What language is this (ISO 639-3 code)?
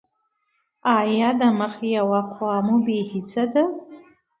pus